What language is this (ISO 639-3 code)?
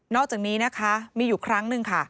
tha